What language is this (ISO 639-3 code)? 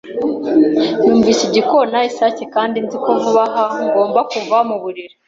kin